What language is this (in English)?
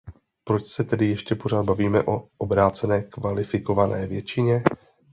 Czech